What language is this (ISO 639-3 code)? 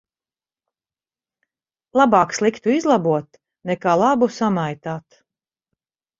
lav